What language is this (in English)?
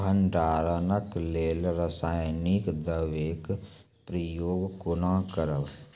Maithili